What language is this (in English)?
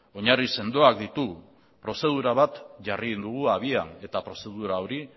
Basque